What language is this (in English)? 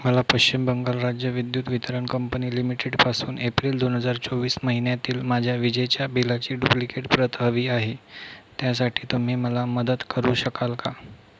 Marathi